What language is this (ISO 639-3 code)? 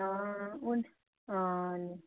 doi